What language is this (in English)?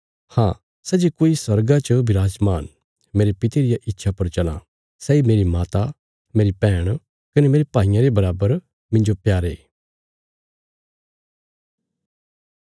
Bilaspuri